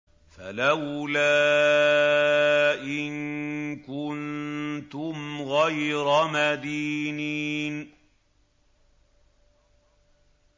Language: Arabic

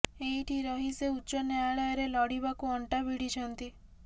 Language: Odia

